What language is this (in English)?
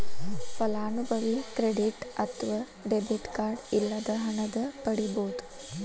Kannada